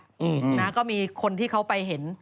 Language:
Thai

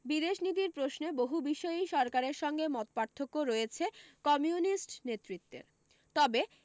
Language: Bangla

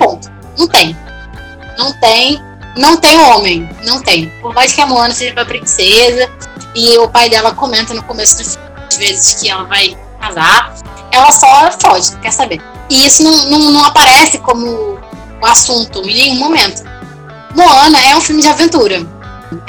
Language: Portuguese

